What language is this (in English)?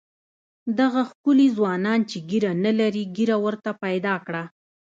Pashto